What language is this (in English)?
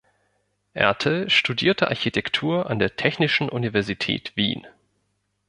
German